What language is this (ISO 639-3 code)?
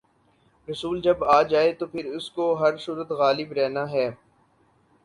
urd